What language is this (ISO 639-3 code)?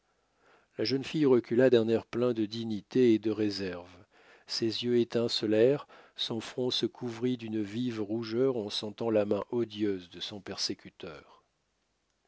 fra